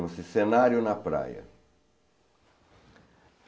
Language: Portuguese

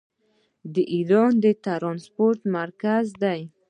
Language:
Pashto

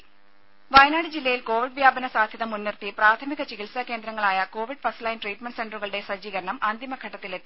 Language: Malayalam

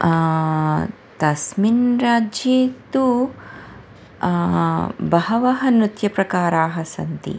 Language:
Sanskrit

